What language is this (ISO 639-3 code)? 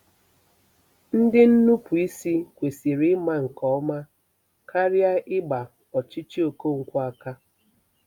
ibo